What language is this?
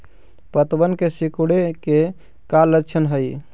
Magahi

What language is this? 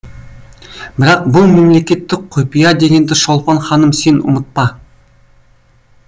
Kazakh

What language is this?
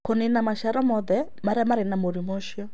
Kikuyu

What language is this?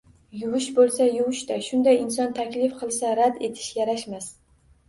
Uzbek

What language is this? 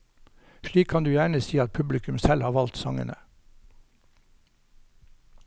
Norwegian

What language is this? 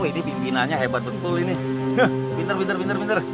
Indonesian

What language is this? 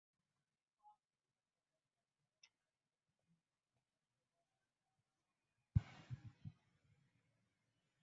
Saraiki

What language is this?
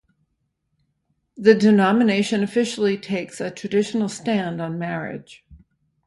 English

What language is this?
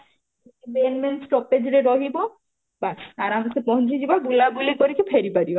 Odia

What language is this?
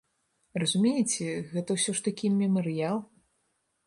Belarusian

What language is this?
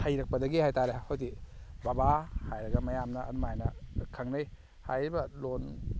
Manipuri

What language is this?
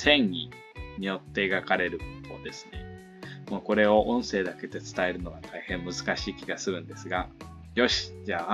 Japanese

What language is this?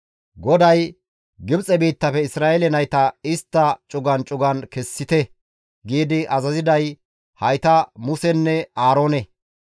Gamo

